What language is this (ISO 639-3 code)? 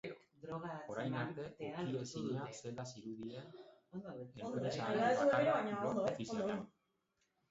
eus